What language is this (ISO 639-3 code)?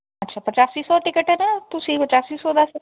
pan